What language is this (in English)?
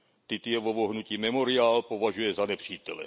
Czech